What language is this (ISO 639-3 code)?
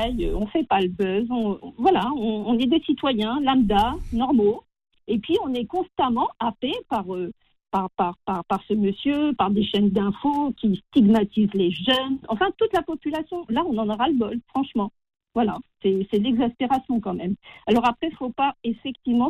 fra